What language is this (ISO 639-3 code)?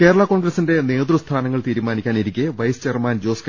mal